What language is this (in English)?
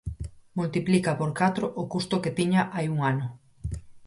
Galician